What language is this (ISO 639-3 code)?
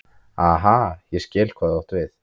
isl